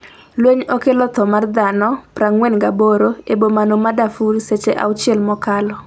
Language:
Luo (Kenya and Tanzania)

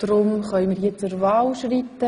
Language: Swiss German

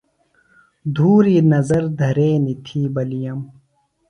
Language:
Phalura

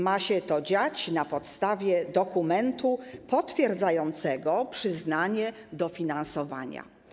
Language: Polish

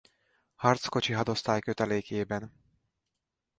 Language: Hungarian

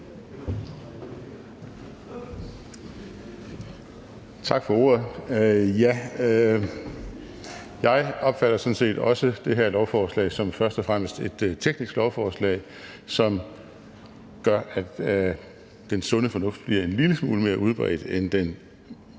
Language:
Danish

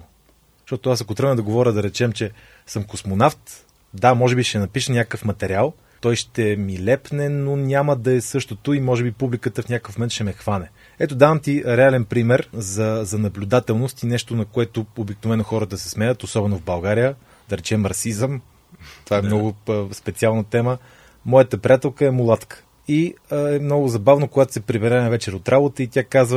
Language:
Bulgarian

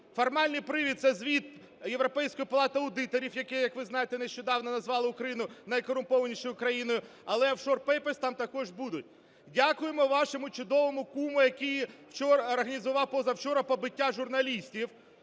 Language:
Ukrainian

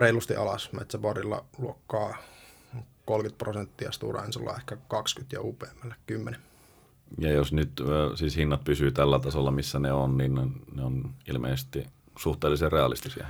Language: Finnish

